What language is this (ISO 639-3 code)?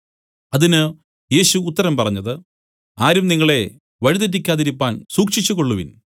mal